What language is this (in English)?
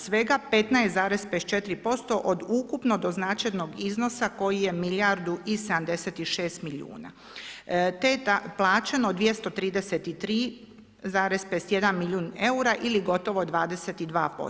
Croatian